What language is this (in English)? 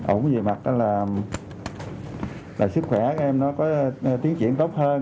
Vietnamese